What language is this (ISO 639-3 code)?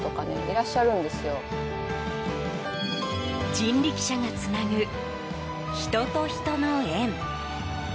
jpn